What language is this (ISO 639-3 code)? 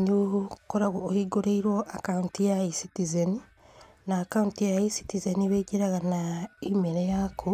kik